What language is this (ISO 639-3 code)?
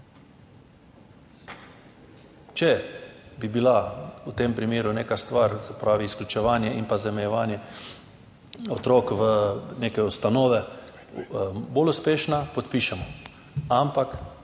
slv